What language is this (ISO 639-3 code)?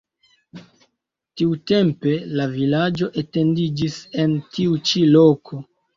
epo